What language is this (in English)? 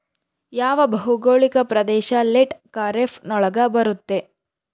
Kannada